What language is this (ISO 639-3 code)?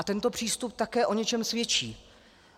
ces